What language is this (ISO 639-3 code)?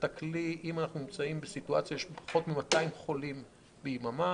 heb